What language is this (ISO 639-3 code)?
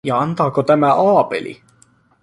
fin